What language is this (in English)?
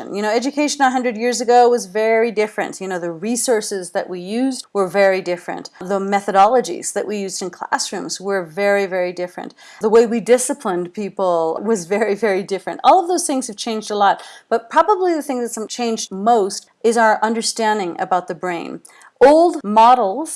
English